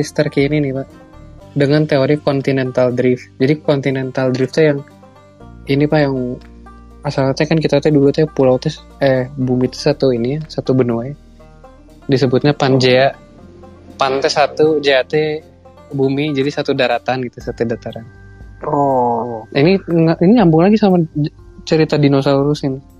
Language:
Indonesian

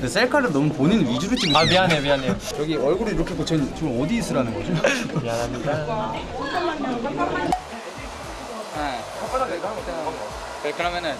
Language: Korean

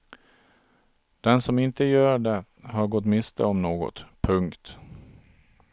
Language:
Swedish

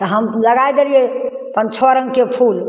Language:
Maithili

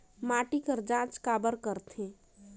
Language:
Chhattisgarhi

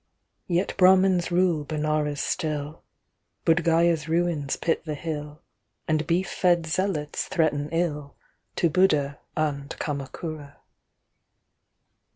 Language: English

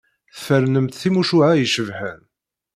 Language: Kabyle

